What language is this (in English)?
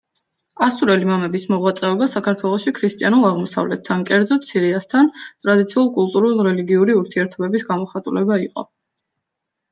Georgian